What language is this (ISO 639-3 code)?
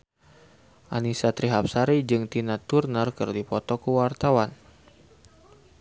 sun